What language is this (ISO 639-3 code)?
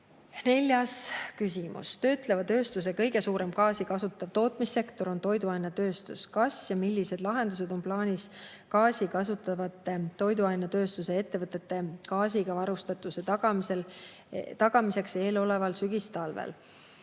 est